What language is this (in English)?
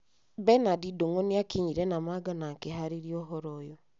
Kikuyu